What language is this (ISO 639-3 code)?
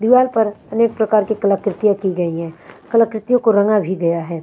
hin